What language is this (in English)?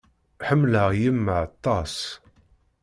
Kabyle